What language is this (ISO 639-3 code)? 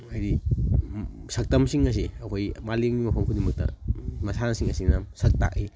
mni